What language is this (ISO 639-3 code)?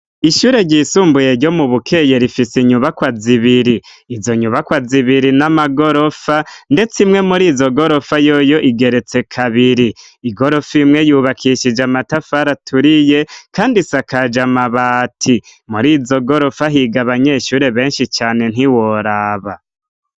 run